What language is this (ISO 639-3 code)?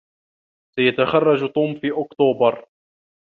ara